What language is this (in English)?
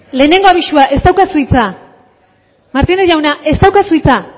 Basque